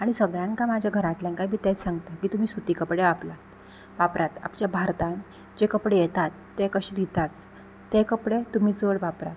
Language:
Konkani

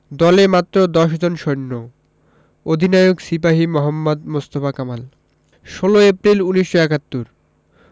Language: Bangla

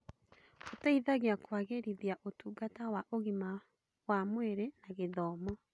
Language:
Kikuyu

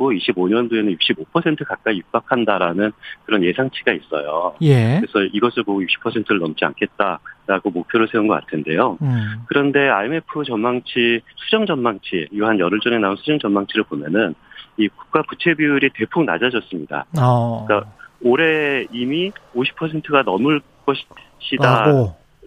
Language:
Korean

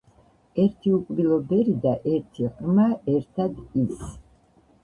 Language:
Georgian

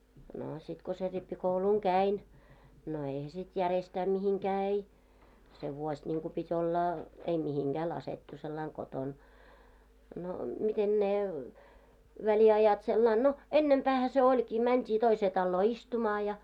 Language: Finnish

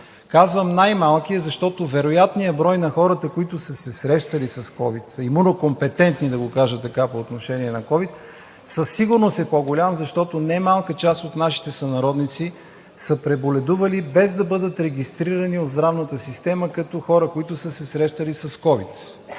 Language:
Bulgarian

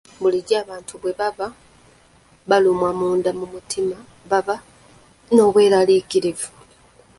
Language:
Ganda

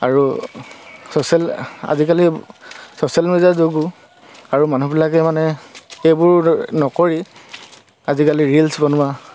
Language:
Assamese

